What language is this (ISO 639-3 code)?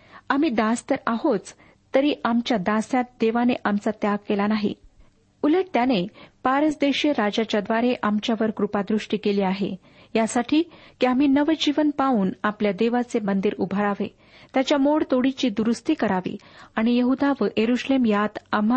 mar